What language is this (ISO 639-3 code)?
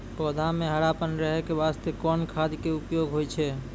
mai